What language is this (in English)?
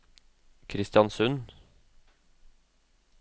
Norwegian